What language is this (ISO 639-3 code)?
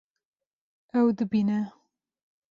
kur